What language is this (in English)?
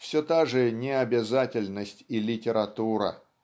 Russian